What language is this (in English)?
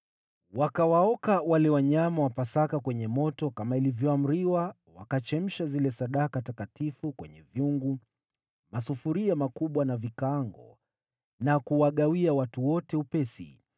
Swahili